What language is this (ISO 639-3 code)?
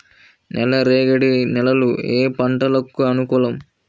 tel